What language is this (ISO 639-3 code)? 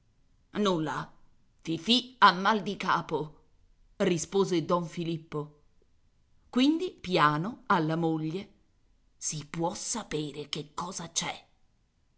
ita